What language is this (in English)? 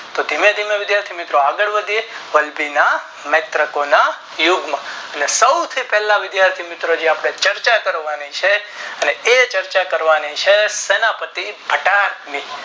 Gujarati